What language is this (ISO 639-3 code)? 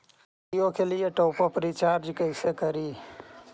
mag